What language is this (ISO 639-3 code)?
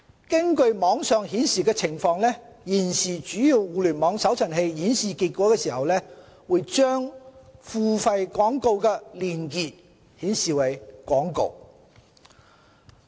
yue